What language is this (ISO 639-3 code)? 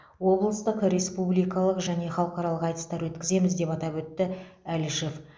kaz